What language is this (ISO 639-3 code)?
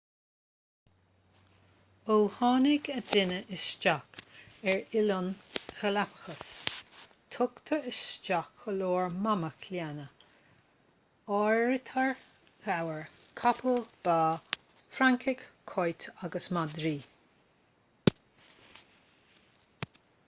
gle